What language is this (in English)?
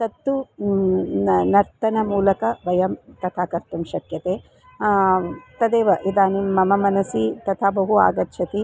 Sanskrit